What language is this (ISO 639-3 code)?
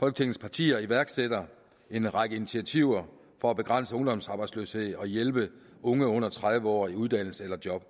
dan